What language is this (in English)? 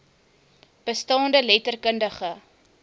Afrikaans